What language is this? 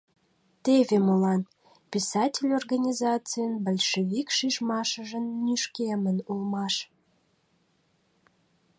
Mari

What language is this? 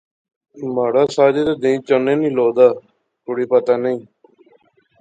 Pahari-Potwari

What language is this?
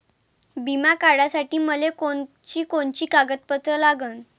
Marathi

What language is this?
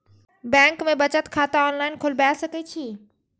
Maithili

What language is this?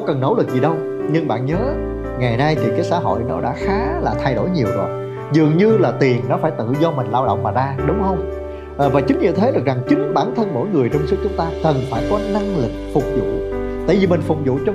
Vietnamese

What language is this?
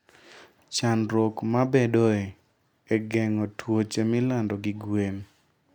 Luo (Kenya and Tanzania)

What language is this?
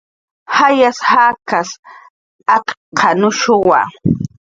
Jaqaru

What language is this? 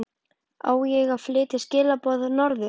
Icelandic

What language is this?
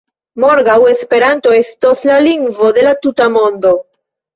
Esperanto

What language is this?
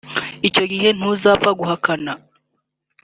Kinyarwanda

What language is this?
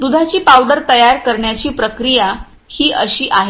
Marathi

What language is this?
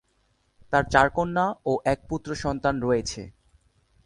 Bangla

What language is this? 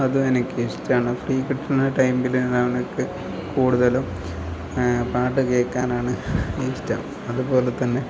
Malayalam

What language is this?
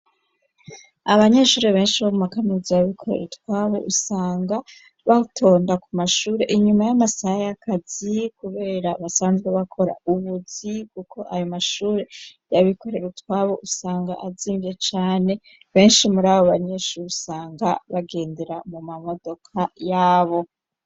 Rundi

